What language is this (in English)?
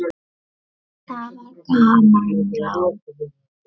Icelandic